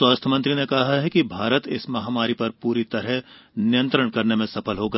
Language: Hindi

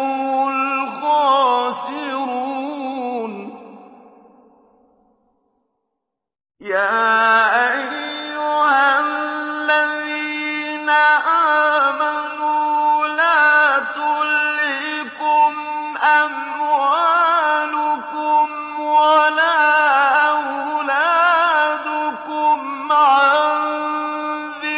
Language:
Arabic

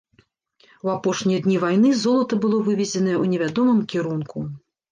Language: Belarusian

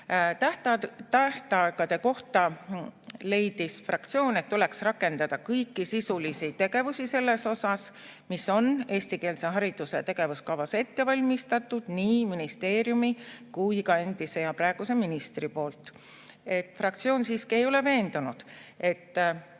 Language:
Estonian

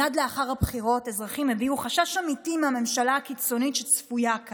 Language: Hebrew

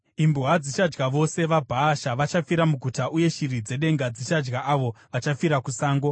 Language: Shona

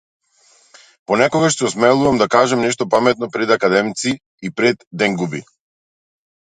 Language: Macedonian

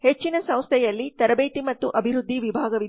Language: Kannada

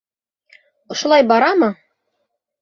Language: Bashkir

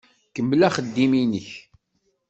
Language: Kabyle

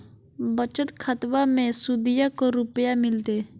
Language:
Magahi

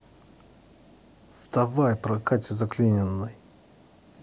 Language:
Russian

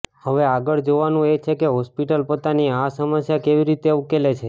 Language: Gujarati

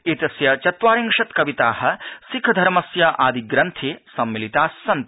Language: Sanskrit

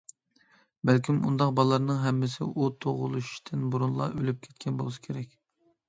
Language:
Uyghur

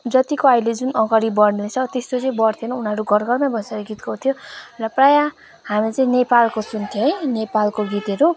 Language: Nepali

